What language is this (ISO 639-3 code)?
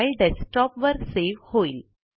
mar